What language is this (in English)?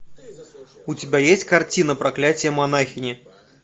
Russian